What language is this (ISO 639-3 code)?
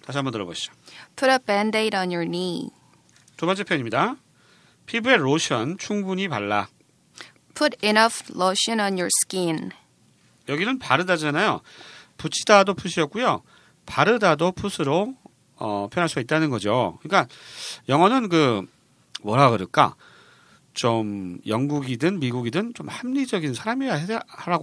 kor